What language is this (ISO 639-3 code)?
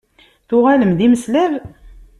kab